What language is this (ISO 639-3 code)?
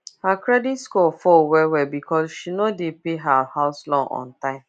pcm